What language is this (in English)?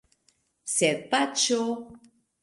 Esperanto